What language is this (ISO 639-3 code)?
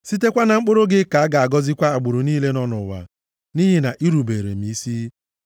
ibo